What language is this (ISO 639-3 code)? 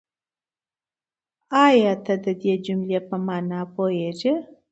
pus